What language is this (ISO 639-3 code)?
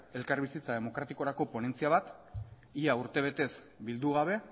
eus